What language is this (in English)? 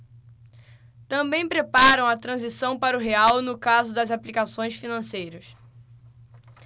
Portuguese